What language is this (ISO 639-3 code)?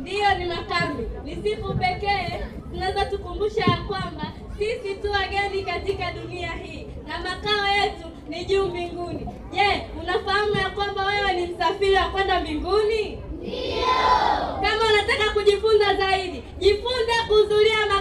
swa